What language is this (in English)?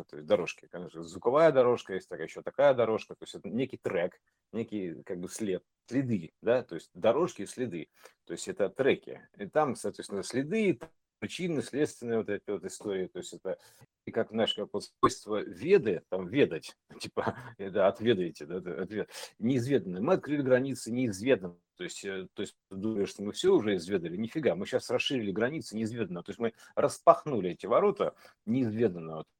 Russian